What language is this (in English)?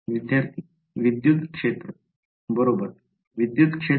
Marathi